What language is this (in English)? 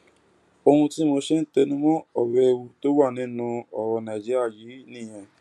Yoruba